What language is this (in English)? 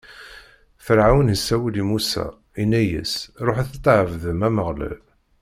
Kabyle